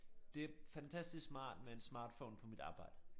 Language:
Danish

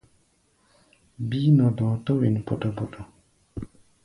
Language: Gbaya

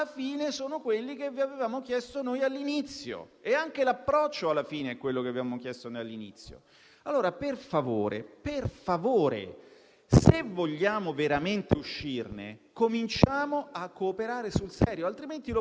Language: Italian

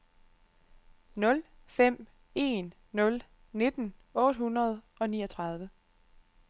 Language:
Danish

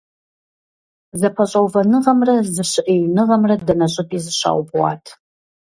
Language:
Kabardian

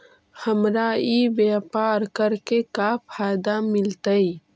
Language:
Magahi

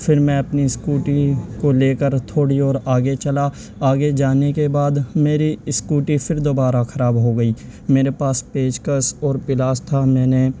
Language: Urdu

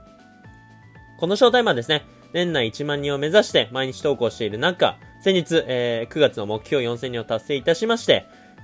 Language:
Japanese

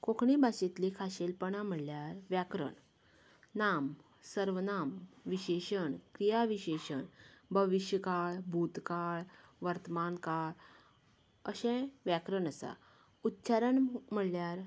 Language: Konkani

